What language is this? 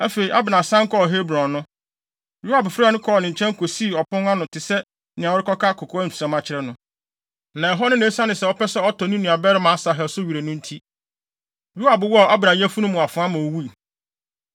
Akan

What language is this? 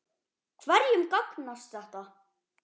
Icelandic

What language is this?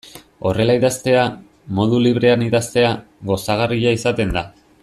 Basque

